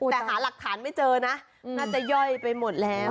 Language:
Thai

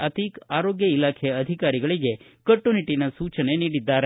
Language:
Kannada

